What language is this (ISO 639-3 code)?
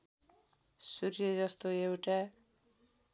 nep